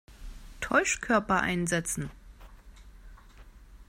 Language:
German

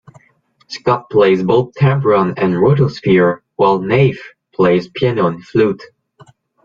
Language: English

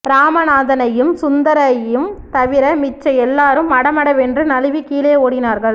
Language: Tamil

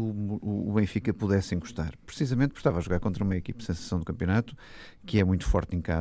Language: Portuguese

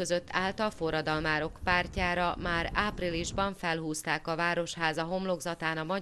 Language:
Hungarian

